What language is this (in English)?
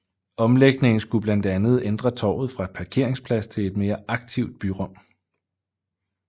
Danish